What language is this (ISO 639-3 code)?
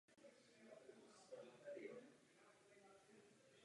ces